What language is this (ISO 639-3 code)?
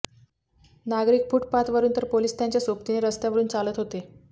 mar